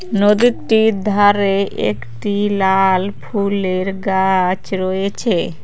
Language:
Bangla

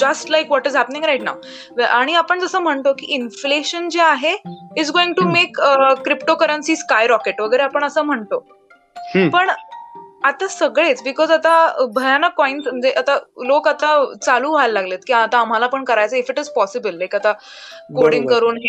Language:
Marathi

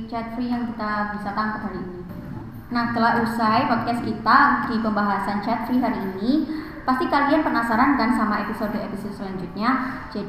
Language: Indonesian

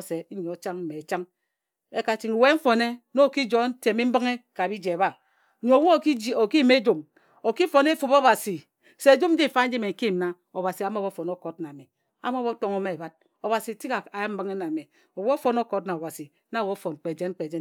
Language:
Ejagham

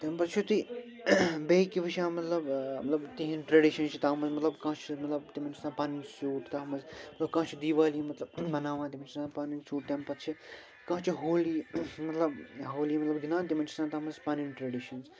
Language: Kashmiri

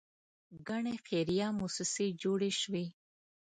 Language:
Pashto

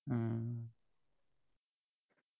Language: Assamese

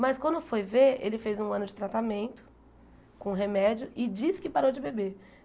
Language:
Portuguese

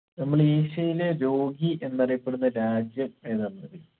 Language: Malayalam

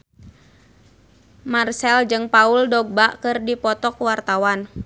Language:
Sundanese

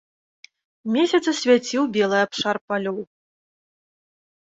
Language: Belarusian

